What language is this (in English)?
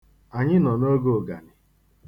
Igbo